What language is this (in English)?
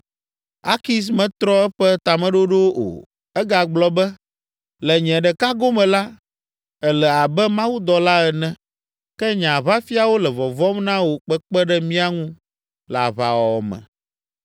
Ewe